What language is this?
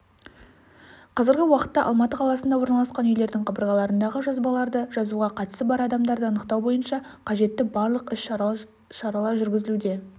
Kazakh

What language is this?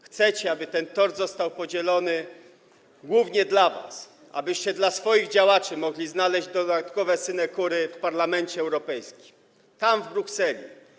Polish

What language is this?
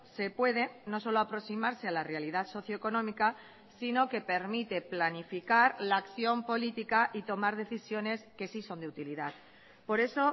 Spanish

